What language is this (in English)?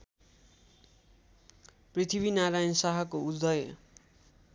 Nepali